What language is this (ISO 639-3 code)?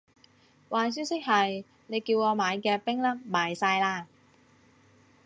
yue